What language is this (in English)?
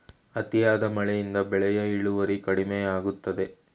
Kannada